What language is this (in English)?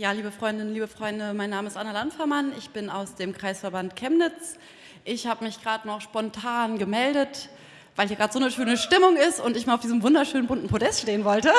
German